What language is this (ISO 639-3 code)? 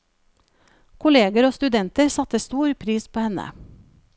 nor